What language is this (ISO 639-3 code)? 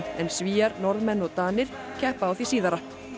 isl